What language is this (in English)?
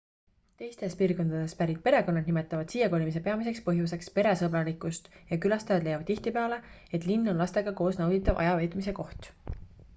Estonian